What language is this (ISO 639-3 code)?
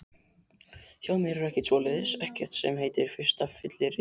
isl